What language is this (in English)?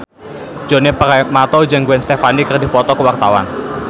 Sundanese